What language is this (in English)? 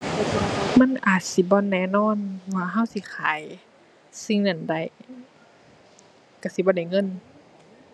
Thai